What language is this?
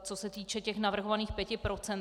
Czech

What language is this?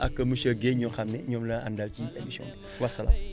Wolof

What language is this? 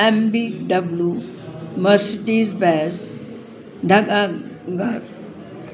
Sindhi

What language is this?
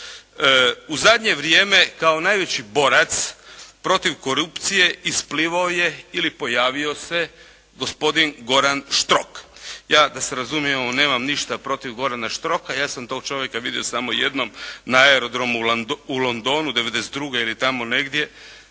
Croatian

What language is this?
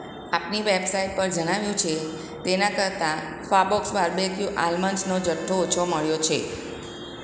Gujarati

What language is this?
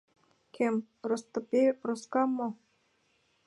Mari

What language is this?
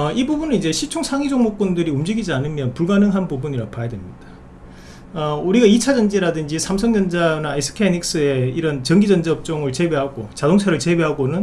Korean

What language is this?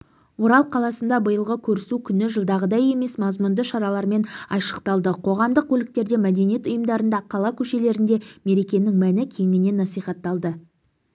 Kazakh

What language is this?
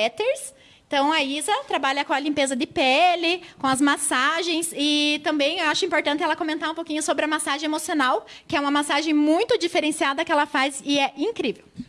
Portuguese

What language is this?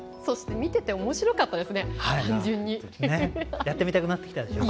Japanese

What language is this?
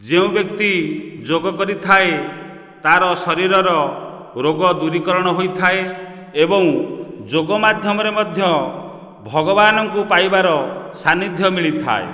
Odia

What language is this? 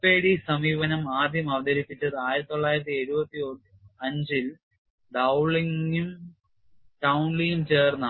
Malayalam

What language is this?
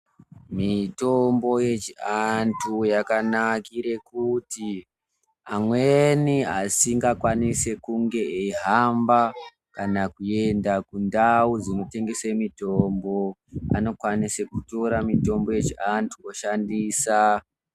Ndau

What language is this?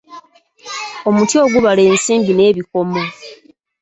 Ganda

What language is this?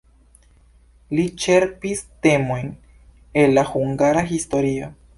Esperanto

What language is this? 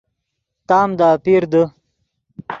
Yidgha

